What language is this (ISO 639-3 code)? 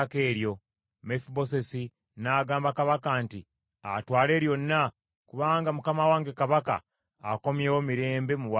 lug